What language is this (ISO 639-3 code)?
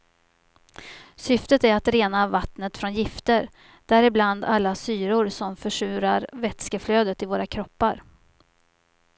swe